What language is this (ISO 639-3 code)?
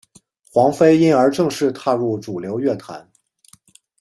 zho